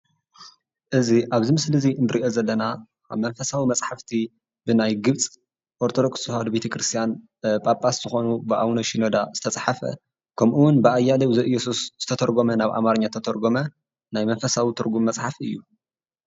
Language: Tigrinya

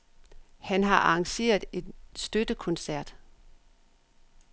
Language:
Danish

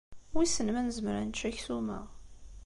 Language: Kabyle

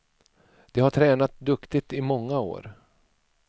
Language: Swedish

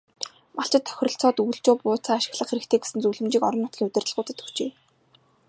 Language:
Mongolian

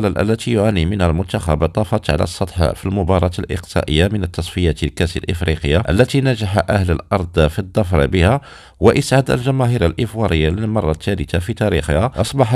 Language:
Arabic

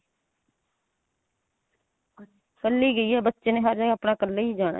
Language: Punjabi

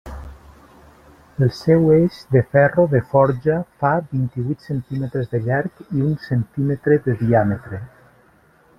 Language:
Catalan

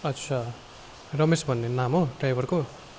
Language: Nepali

